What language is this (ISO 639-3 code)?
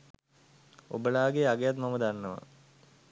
sin